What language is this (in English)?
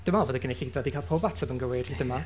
Welsh